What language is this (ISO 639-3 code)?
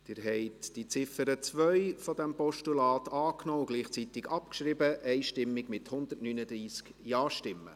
gsw